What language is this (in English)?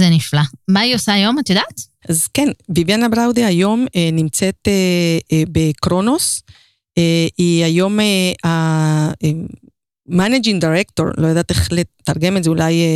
Hebrew